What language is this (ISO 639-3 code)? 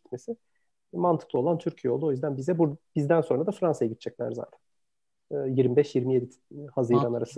tur